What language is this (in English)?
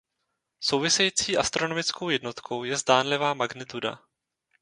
Czech